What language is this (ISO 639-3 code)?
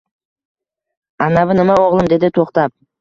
uzb